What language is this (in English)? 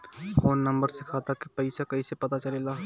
Bhojpuri